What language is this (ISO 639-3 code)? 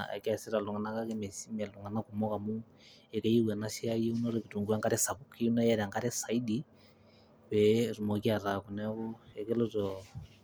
mas